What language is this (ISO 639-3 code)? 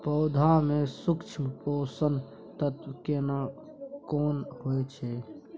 mai